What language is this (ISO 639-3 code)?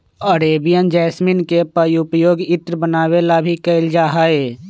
mag